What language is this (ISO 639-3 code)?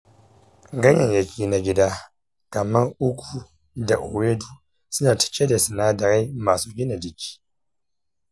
hau